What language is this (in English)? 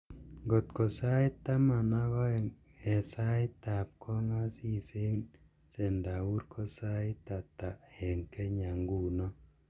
Kalenjin